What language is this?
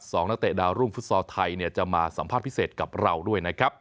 Thai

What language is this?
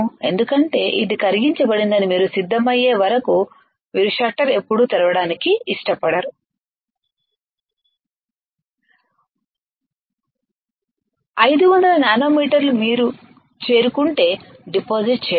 Telugu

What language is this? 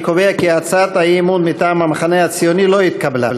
Hebrew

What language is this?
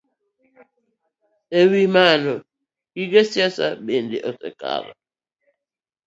Luo (Kenya and Tanzania)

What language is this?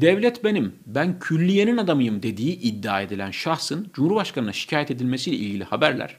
Turkish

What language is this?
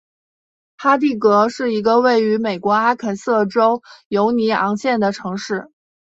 Chinese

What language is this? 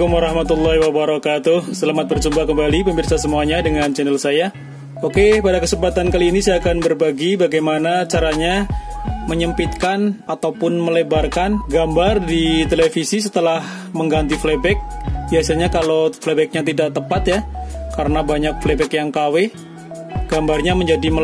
Indonesian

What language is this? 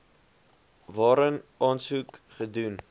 Afrikaans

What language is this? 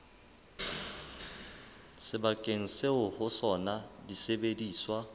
Southern Sotho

